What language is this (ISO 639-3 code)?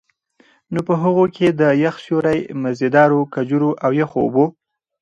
pus